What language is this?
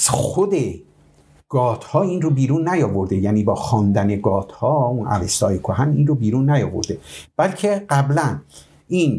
Persian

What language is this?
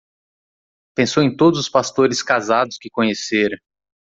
Portuguese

